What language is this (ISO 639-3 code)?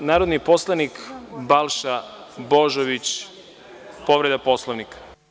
srp